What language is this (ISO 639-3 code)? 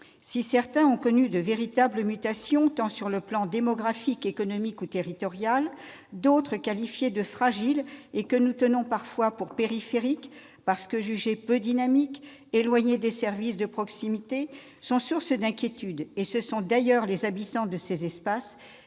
fra